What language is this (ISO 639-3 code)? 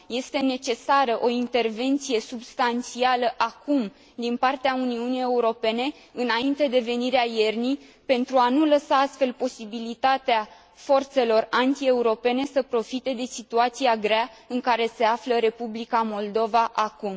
ron